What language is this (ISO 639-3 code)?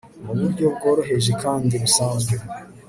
kin